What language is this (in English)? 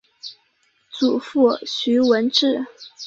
Chinese